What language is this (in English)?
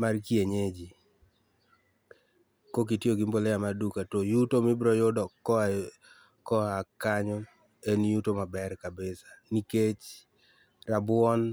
Luo (Kenya and Tanzania)